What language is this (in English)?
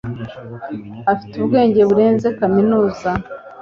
Kinyarwanda